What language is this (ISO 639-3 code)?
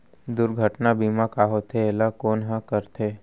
hne